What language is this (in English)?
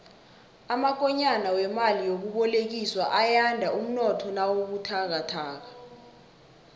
South Ndebele